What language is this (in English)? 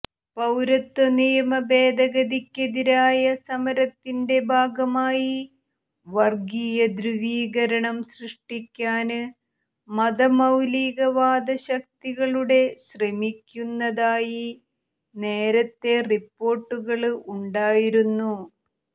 Malayalam